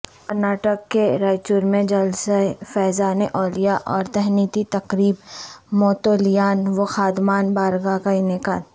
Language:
Urdu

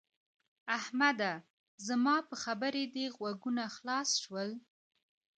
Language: Pashto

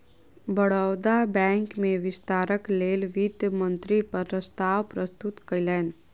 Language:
Maithili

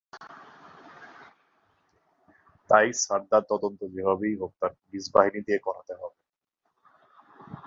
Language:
Bangla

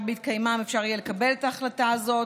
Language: Hebrew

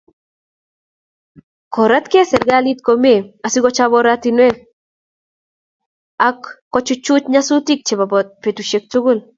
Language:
Kalenjin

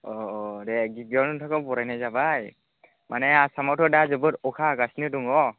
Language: Bodo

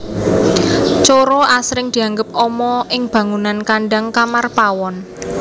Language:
Javanese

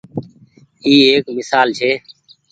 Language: Goaria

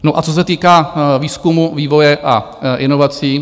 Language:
Czech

